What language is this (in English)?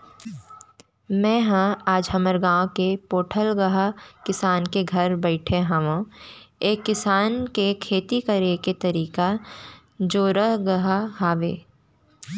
Chhattisgarhi